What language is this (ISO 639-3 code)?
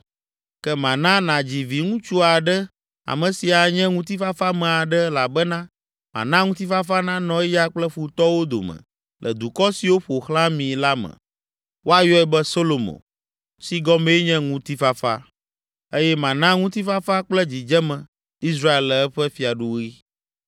ewe